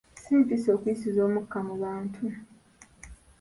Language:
Ganda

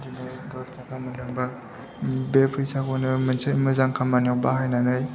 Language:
Bodo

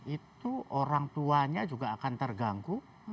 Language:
Indonesian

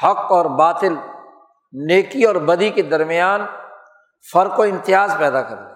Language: Urdu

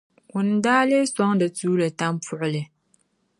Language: Dagbani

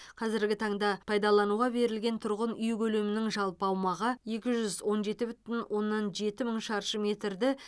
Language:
Kazakh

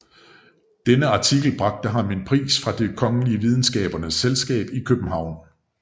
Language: Danish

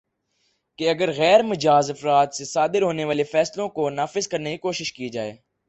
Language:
Urdu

